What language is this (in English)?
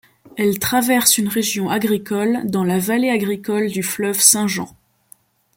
French